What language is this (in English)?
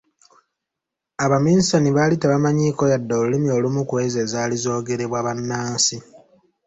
Ganda